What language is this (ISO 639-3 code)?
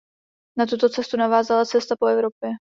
ces